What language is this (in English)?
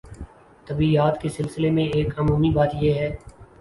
Urdu